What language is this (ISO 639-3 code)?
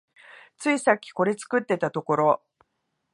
jpn